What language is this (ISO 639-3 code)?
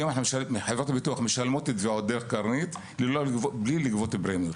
heb